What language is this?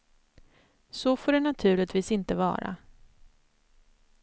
Swedish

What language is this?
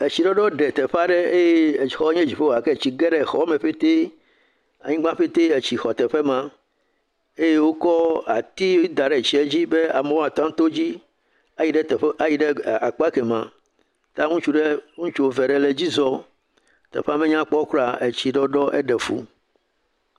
Ewe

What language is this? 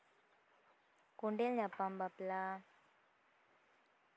Santali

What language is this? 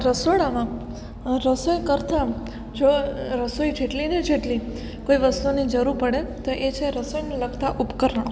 Gujarati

